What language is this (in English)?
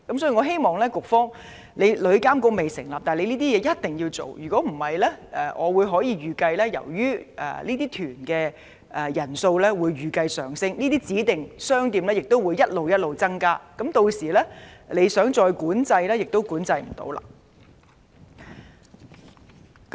Cantonese